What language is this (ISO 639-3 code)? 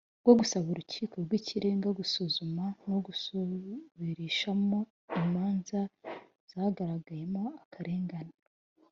kin